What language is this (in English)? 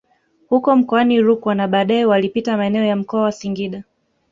Swahili